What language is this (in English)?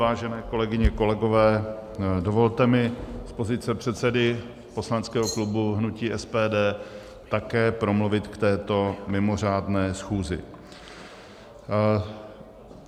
Czech